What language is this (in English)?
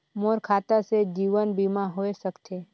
Chhattisgarhi